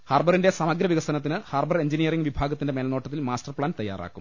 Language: Malayalam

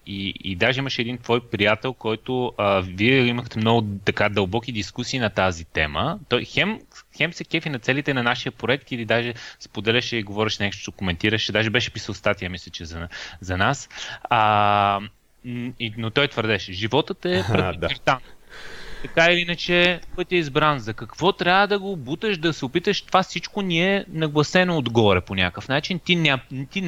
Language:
Bulgarian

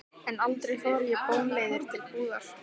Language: Icelandic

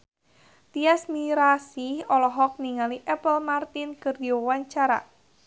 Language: Sundanese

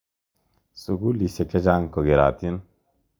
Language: Kalenjin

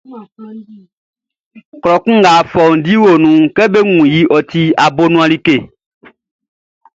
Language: Baoulé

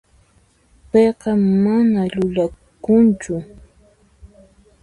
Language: Puno Quechua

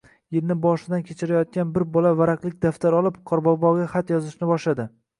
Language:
Uzbek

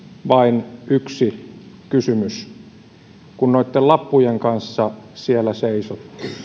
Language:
Finnish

